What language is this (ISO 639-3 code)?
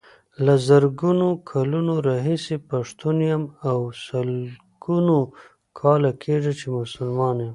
pus